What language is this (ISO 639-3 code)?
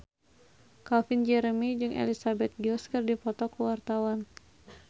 sun